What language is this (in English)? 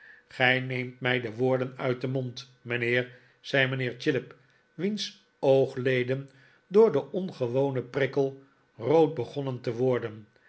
Dutch